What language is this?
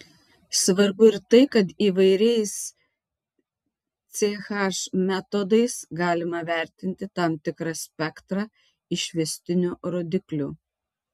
Lithuanian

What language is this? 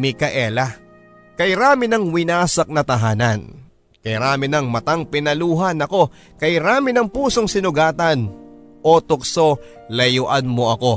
Filipino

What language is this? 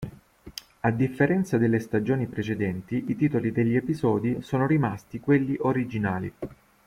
Italian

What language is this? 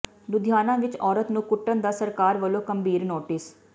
Punjabi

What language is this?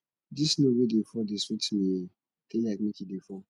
Nigerian Pidgin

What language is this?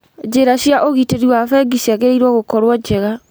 Kikuyu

